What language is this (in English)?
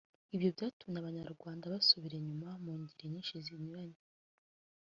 Kinyarwanda